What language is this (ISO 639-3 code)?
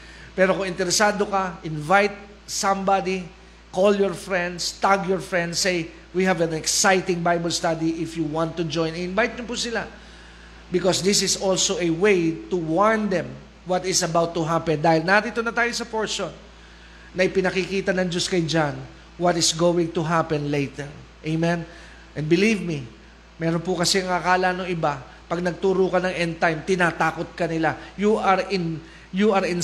fil